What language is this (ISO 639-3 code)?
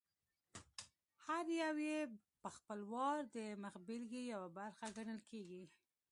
pus